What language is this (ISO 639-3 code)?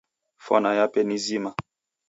dav